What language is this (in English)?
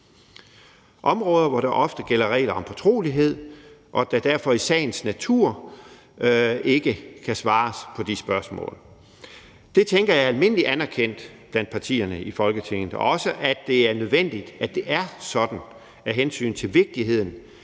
Danish